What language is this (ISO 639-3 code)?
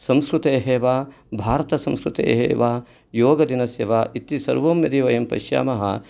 san